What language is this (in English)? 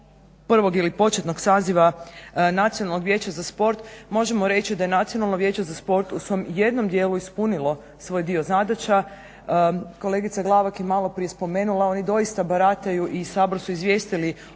Croatian